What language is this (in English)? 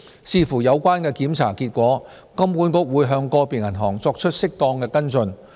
Cantonese